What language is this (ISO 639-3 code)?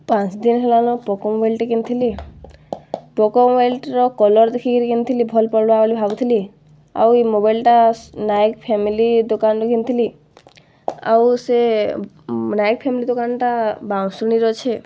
ori